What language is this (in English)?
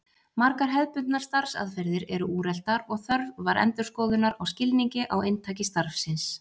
Icelandic